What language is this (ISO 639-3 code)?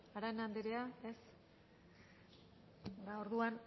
eus